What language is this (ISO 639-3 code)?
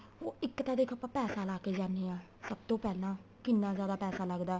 pan